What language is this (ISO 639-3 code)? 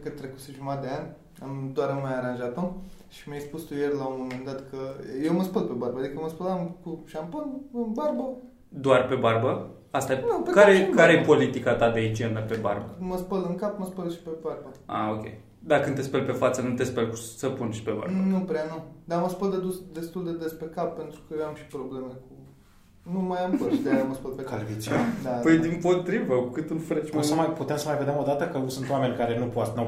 ron